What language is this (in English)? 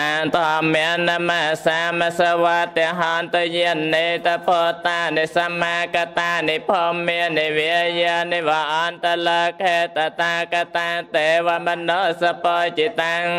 Thai